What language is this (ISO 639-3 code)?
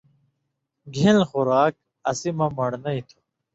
mvy